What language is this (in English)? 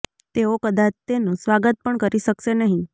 Gujarati